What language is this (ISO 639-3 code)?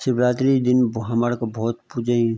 gbm